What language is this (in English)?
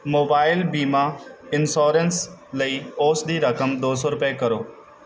Punjabi